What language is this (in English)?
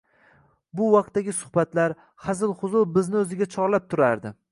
Uzbek